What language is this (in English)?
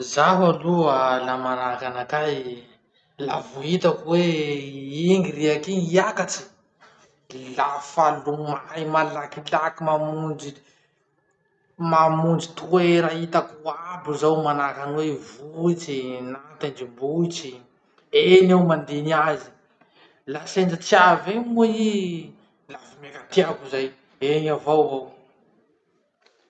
Masikoro Malagasy